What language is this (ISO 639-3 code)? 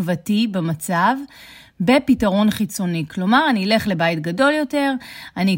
heb